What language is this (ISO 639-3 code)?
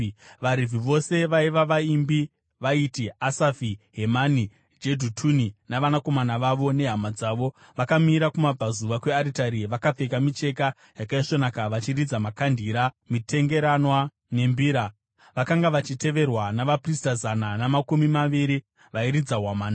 sna